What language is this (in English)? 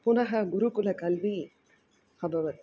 Sanskrit